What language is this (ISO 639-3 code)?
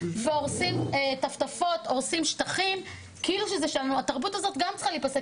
heb